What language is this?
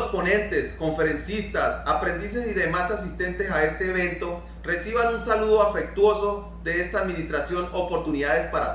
Spanish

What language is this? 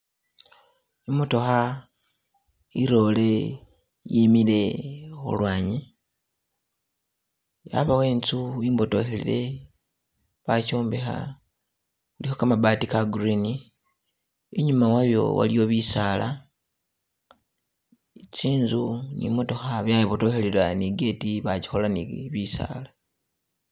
Masaaba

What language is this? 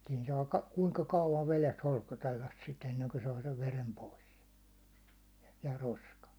Finnish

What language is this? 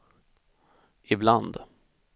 Swedish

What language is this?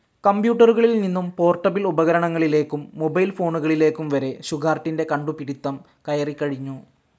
Malayalam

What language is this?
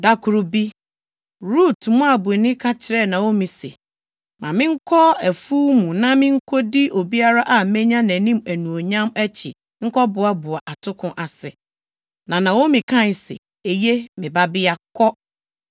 Akan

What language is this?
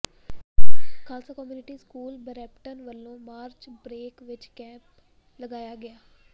Punjabi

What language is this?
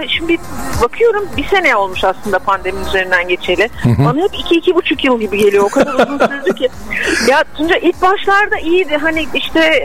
Turkish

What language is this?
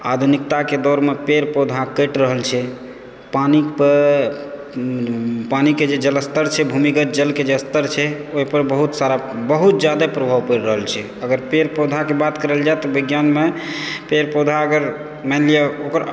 Maithili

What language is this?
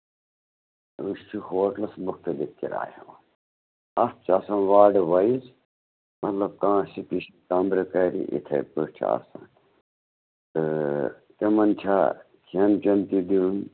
Kashmiri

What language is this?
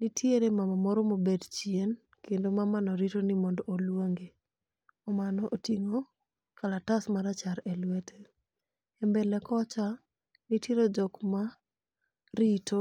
Luo (Kenya and Tanzania)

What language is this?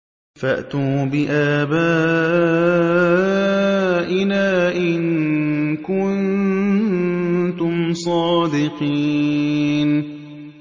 Arabic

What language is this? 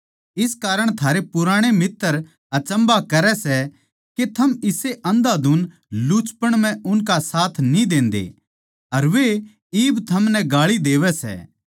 Haryanvi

